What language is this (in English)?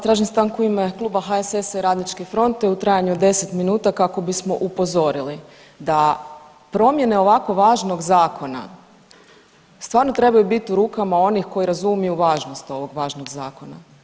Croatian